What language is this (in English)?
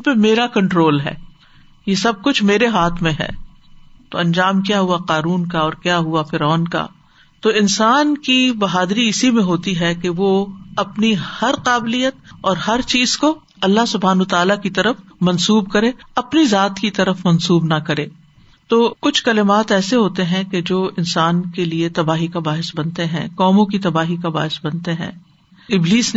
Urdu